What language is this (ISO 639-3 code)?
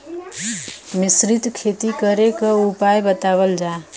bho